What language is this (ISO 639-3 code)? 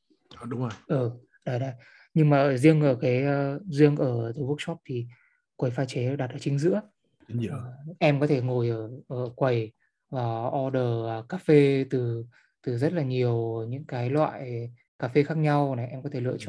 vie